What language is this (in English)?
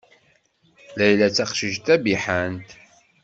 Kabyle